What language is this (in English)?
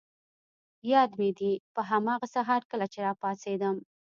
Pashto